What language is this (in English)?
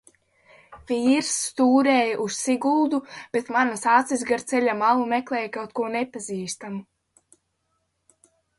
Latvian